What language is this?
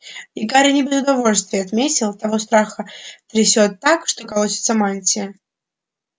Russian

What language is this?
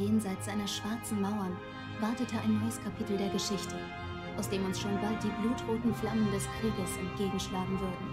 German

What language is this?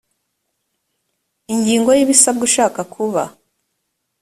Kinyarwanda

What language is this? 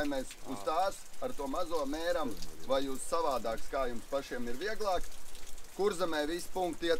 Latvian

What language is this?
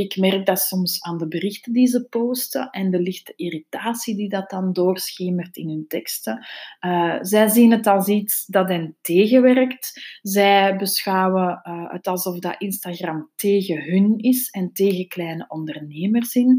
Dutch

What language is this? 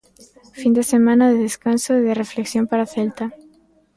Galician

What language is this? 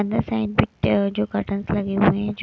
Hindi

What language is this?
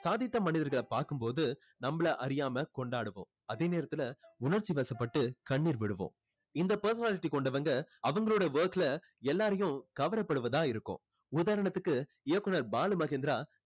Tamil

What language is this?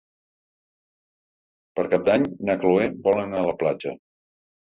Catalan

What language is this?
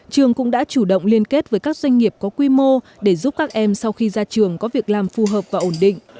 Vietnamese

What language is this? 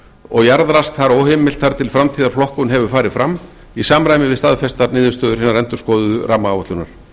Icelandic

